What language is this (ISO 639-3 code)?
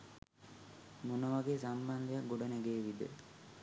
sin